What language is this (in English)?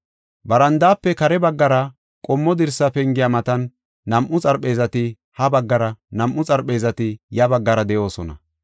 Gofa